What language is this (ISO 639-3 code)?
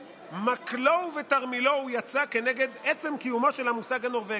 heb